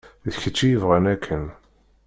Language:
Kabyle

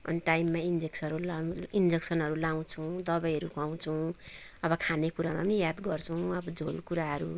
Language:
Nepali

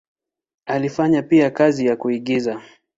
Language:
Swahili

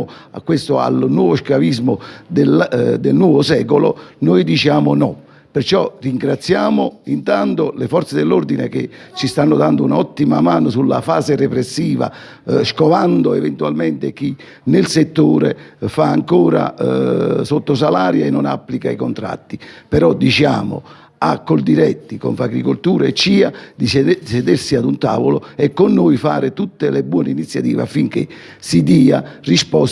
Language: Italian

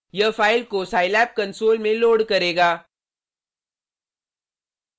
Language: Hindi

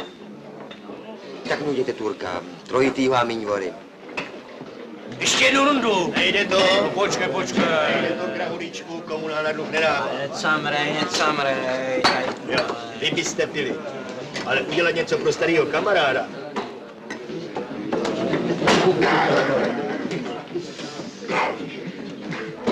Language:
Czech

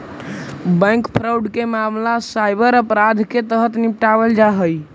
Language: Magahi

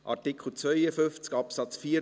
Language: Swiss German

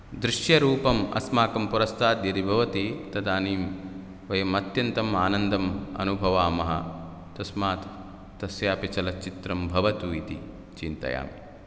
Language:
Sanskrit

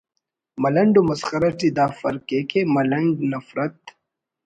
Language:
Brahui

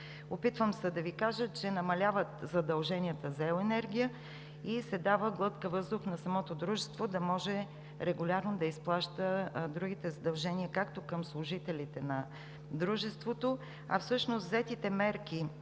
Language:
Bulgarian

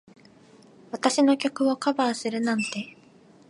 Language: Japanese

